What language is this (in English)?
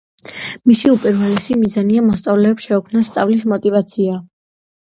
Georgian